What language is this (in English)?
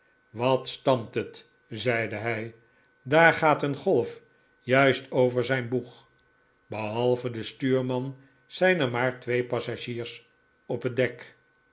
Dutch